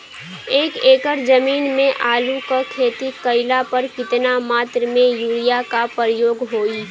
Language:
Bhojpuri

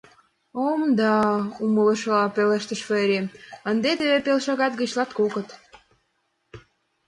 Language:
Mari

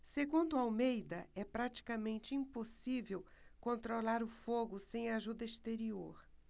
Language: Portuguese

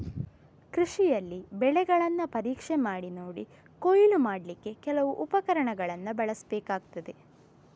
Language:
Kannada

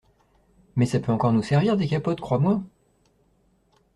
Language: French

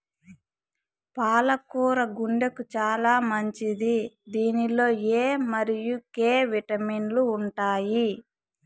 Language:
Telugu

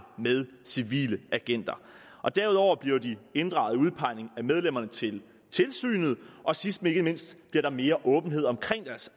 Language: Danish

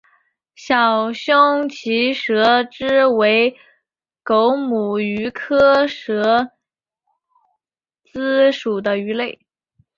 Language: Chinese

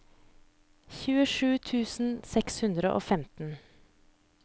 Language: Norwegian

